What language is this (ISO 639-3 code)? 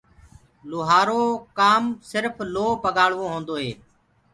ggg